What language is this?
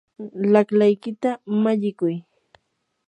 Yanahuanca Pasco Quechua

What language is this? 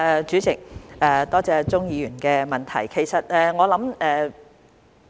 Cantonese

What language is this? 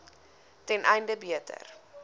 Afrikaans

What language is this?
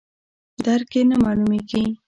Pashto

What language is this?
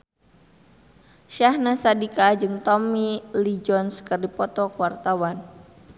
Sundanese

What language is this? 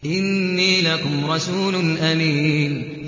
Arabic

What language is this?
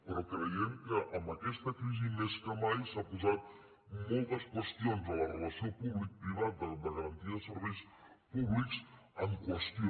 Catalan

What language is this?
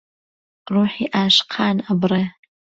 Central Kurdish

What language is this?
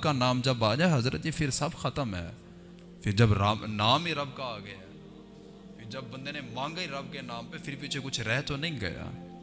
Urdu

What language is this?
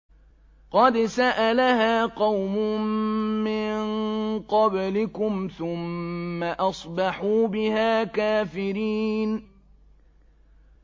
Arabic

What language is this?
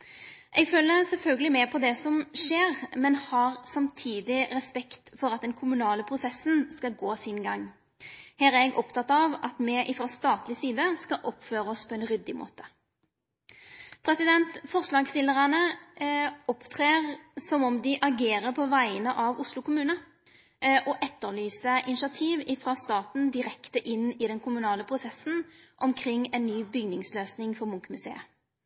Norwegian Nynorsk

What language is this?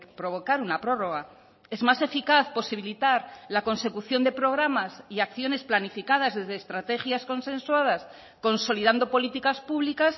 Spanish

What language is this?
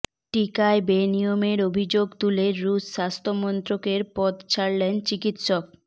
Bangla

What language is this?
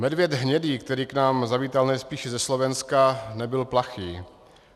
Czech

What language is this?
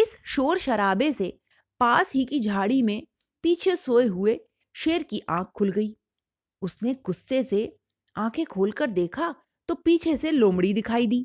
Hindi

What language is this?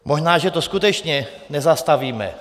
Czech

